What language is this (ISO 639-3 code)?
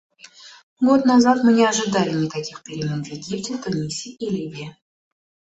rus